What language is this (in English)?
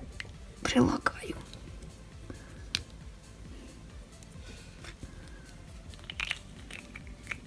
Russian